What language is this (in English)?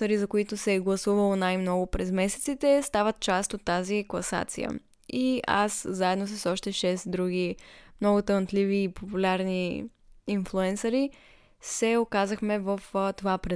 Bulgarian